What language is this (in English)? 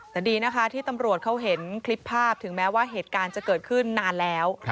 Thai